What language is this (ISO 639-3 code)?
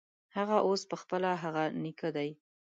pus